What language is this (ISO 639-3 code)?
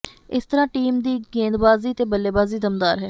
pan